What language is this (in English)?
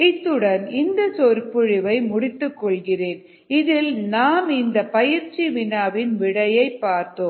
Tamil